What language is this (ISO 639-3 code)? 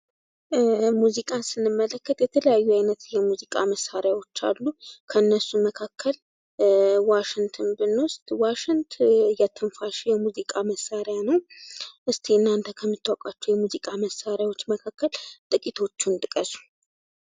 amh